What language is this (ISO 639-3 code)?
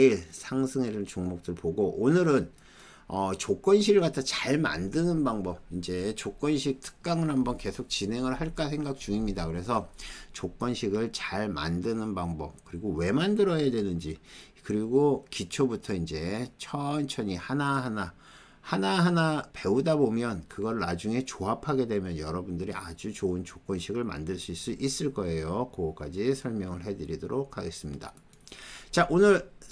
kor